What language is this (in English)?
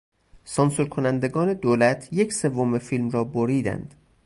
Persian